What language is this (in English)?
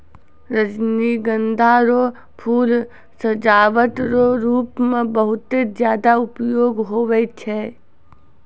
Maithili